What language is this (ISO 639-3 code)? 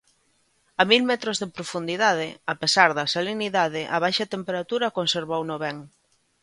glg